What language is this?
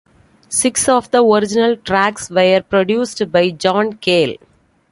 English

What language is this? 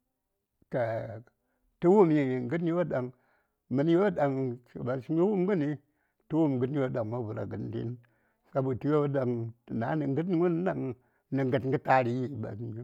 Saya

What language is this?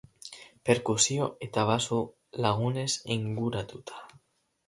Basque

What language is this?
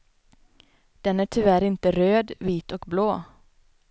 Swedish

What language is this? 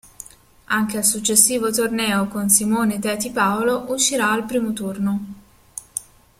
Italian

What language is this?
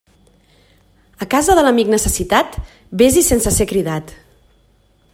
Catalan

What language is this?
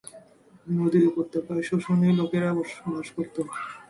Bangla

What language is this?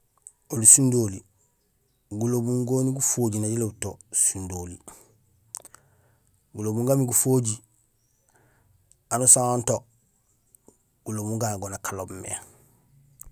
Gusilay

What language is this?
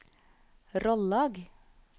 Norwegian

